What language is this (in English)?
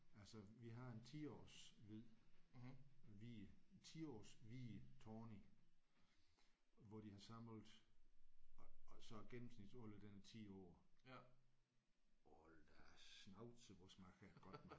Danish